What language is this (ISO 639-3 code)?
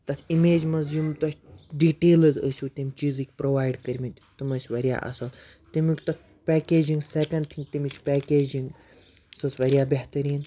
kas